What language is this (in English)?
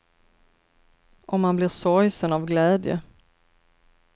Swedish